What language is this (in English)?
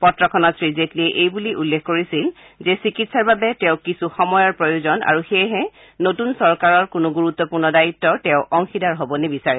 Assamese